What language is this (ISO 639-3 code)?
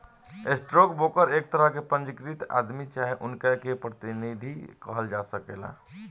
bho